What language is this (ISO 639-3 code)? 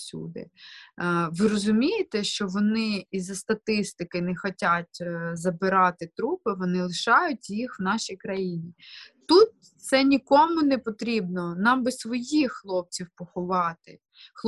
ukr